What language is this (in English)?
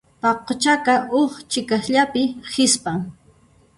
Puno Quechua